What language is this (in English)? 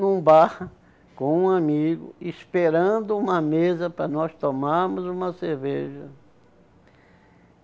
Portuguese